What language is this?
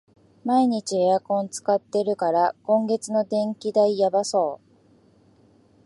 Japanese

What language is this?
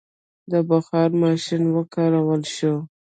Pashto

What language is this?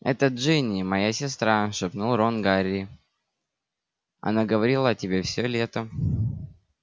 Russian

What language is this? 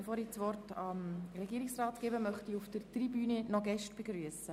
Swiss German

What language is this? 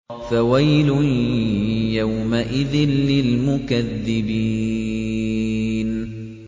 Arabic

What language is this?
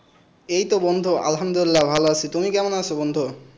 Bangla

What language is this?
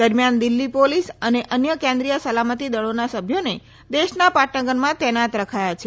Gujarati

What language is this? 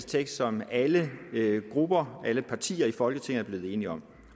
Danish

